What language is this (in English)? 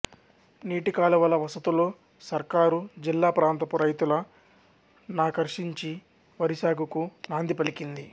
Telugu